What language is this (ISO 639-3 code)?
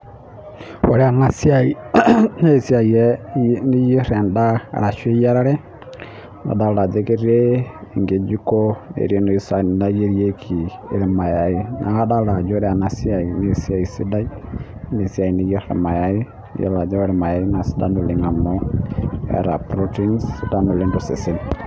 mas